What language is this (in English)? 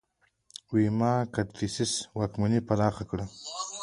Pashto